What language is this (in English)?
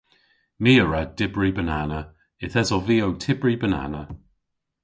Cornish